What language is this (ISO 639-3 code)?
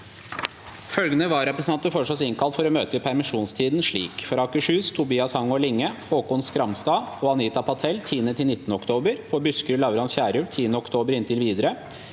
nor